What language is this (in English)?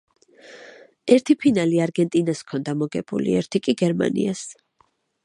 Georgian